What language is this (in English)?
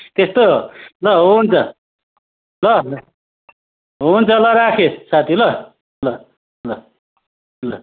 Nepali